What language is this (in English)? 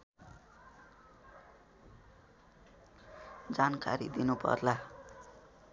Nepali